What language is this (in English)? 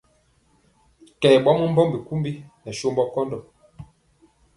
Mpiemo